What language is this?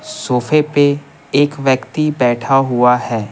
Hindi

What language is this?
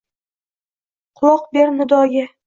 Uzbek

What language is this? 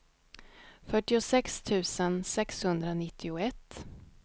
Swedish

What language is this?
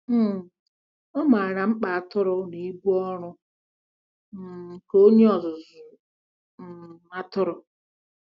Igbo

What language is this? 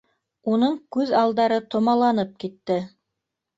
Bashkir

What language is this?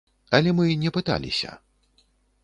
Belarusian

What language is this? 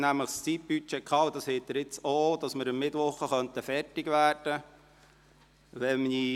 Swiss German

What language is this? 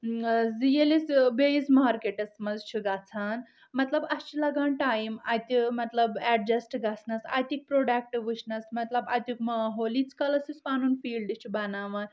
Kashmiri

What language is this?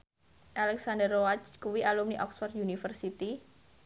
Javanese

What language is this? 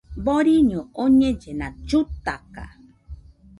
Nüpode Huitoto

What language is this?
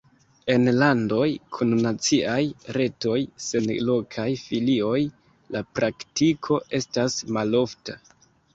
Esperanto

